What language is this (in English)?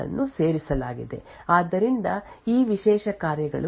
Kannada